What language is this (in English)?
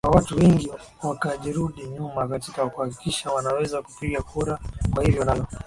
Swahili